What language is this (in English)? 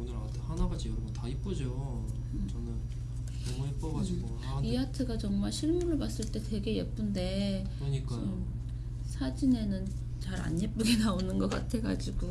Korean